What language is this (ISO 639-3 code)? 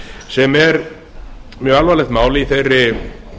isl